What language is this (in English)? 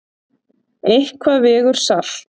Icelandic